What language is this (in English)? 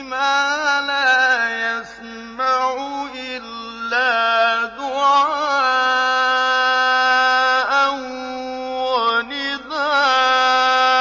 Arabic